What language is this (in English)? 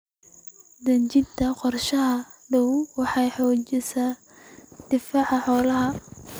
Somali